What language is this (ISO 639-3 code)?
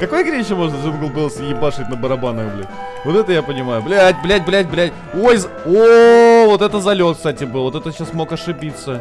rus